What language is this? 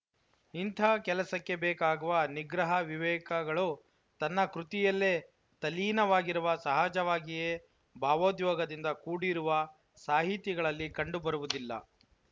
Kannada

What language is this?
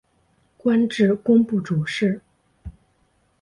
Chinese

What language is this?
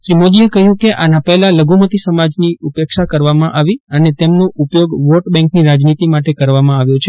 Gujarati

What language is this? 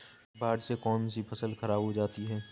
Hindi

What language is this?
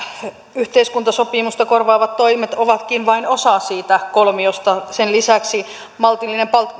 Finnish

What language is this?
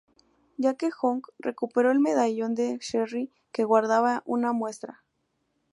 Spanish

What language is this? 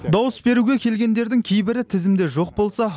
Kazakh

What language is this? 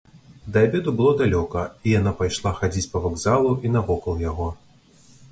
Belarusian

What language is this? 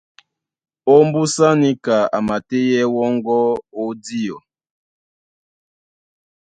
Duala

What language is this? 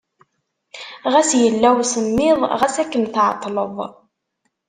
Kabyle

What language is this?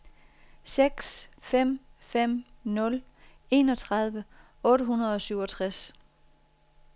Danish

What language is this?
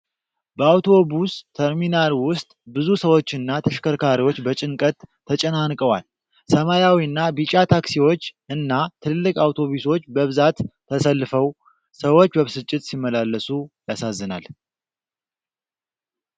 Amharic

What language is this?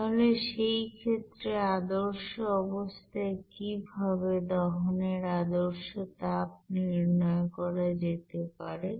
Bangla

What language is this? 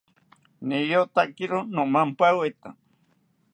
South Ucayali Ashéninka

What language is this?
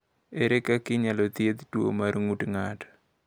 Luo (Kenya and Tanzania)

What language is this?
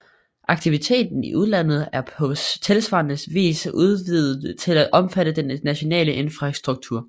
Danish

